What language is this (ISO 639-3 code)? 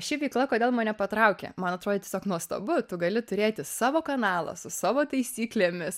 lit